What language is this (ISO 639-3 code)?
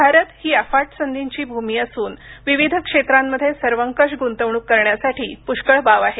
mar